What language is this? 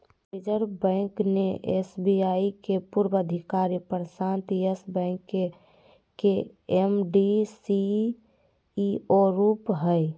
Magahi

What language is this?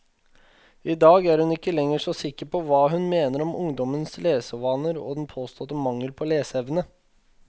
Norwegian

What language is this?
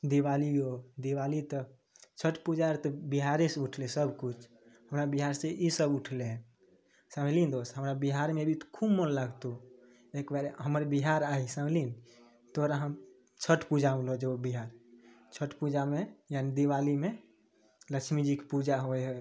Maithili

